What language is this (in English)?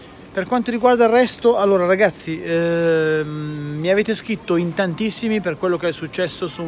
Italian